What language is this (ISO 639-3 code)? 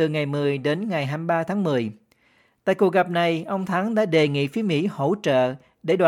vie